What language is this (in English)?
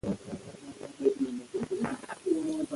Pashto